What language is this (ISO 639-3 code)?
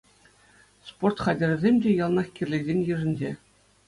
chv